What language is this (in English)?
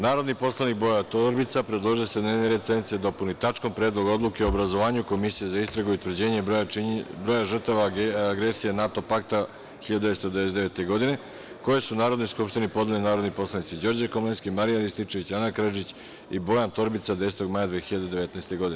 Serbian